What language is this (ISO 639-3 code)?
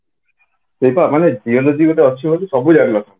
ori